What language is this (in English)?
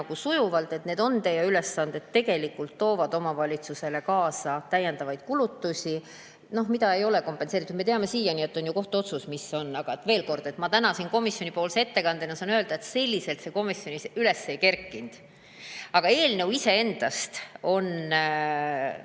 Estonian